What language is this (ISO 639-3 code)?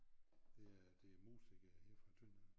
dan